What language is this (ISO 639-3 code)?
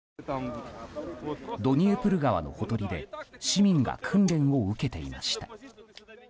jpn